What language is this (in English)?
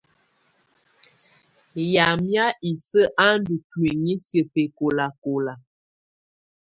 Tunen